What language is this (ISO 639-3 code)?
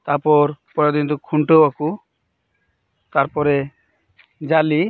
sat